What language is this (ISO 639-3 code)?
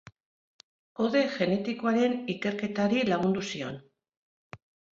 eus